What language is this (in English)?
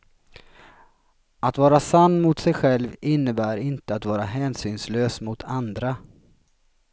Swedish